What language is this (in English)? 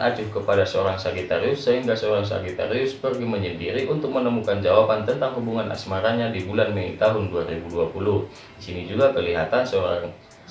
Indonesian